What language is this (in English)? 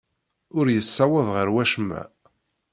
Kabyle